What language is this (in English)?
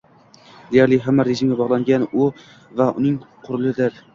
Uzbek